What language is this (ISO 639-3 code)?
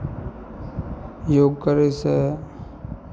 mai